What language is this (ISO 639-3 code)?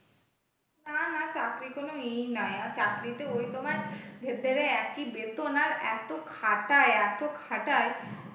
ben